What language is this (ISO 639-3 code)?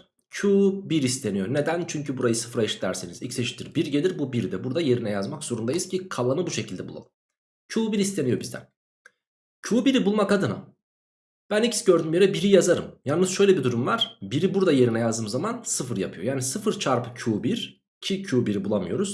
tur